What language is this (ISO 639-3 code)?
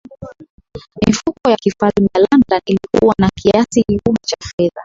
swa